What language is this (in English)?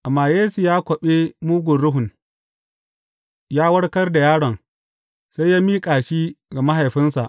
Hausa